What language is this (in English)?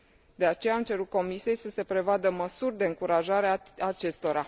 Romanian